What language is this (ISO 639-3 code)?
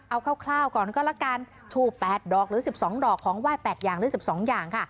tha